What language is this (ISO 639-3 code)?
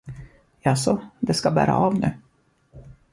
swe